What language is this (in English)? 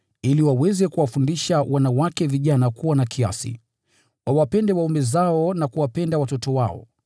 Swahili